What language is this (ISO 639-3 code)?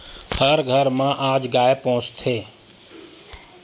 hne